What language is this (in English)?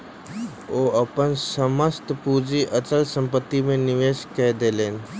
Maithili